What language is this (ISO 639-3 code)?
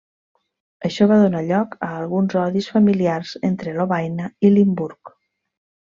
cat